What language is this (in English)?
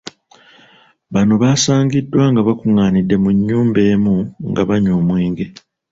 Ganda